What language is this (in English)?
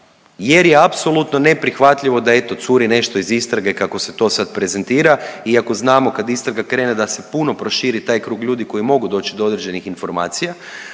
Croatian